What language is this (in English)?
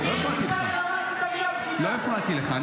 Hebrew